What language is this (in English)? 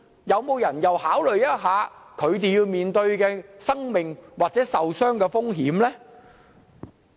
Cantonese